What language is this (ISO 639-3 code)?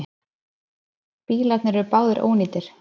isl